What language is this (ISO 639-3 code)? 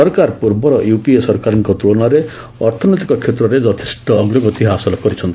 ori